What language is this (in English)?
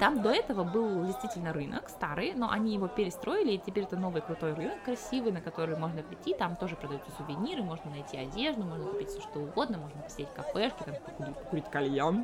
Russian